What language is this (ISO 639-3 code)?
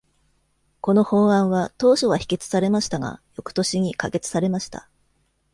jpn